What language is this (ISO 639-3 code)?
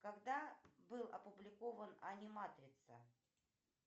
rus